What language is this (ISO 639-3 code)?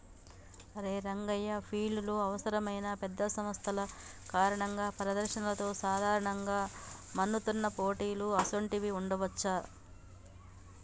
tel